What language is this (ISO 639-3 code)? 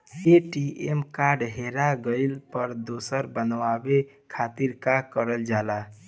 bho